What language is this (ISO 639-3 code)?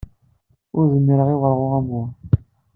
kab